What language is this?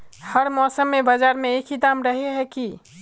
Magahi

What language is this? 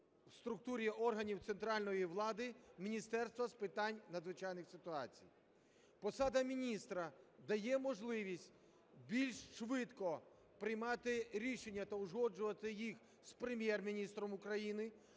Ukrainian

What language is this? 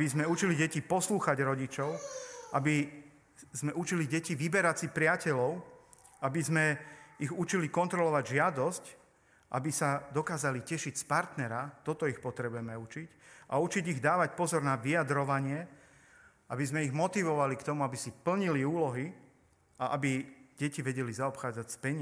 Slovak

